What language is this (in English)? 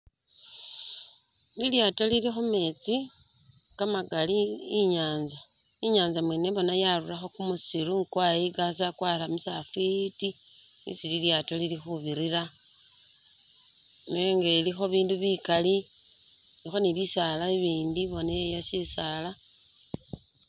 Masaaba